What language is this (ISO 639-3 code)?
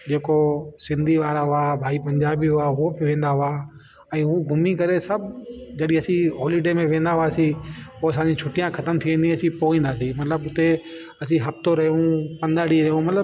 snd